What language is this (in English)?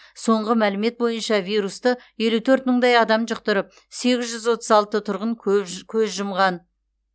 Kazakh